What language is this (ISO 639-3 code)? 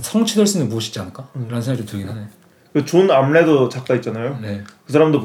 kor